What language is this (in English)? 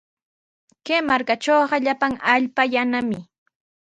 Sihuas Ancash Quechua